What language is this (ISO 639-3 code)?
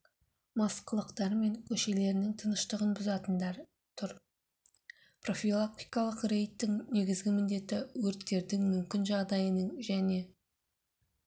kaz